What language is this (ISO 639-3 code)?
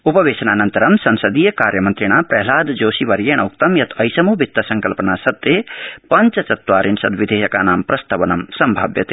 san